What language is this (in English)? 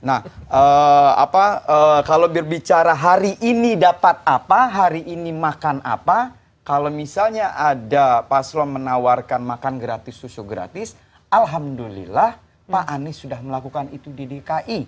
Indonesian